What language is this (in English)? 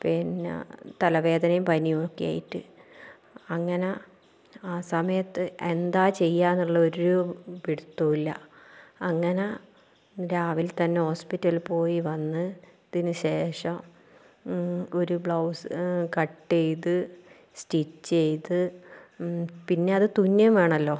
Malayalam